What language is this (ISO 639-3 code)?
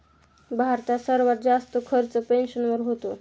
mar